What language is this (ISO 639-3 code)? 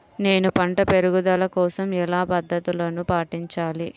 tel